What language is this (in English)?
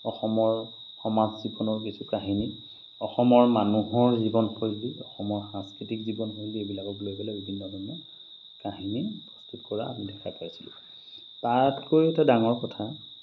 Assamese